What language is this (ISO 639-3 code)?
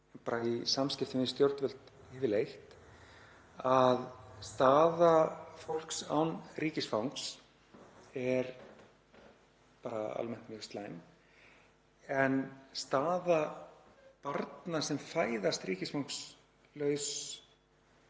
isl